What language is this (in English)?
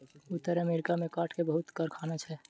Maithili